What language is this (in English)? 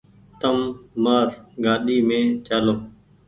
Goaria